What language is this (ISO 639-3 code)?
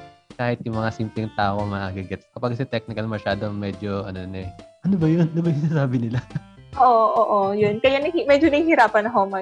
fil